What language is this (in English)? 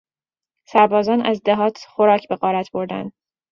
Persian